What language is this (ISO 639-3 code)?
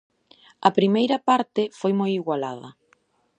glg